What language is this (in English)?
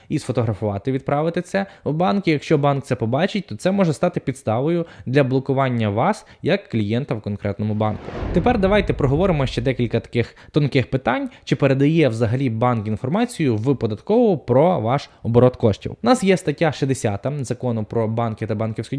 Ukrainian